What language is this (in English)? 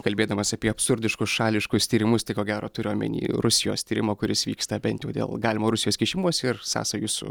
Lithuanian